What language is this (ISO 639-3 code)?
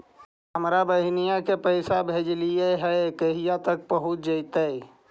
mag